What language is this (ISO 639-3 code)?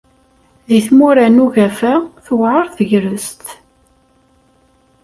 kab